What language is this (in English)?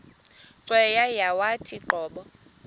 Xhosa